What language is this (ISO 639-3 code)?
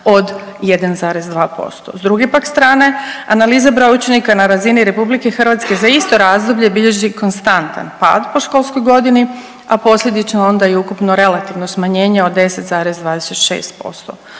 hrv